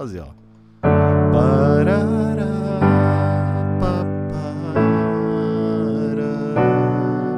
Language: Portuguese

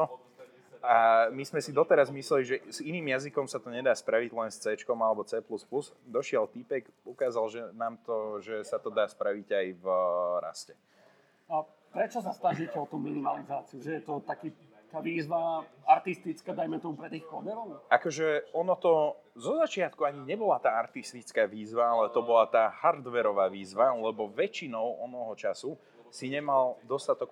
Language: Slovak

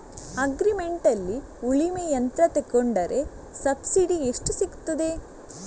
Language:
Kannada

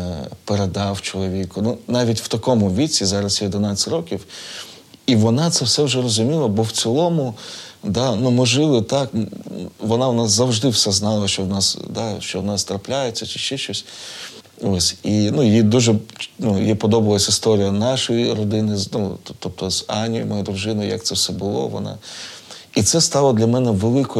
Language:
Ukrainian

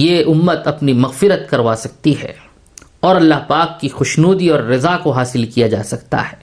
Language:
Urdu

